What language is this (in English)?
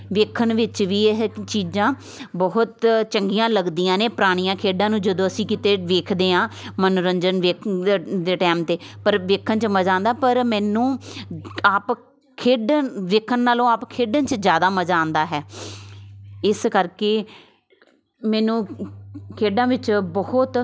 Punjabi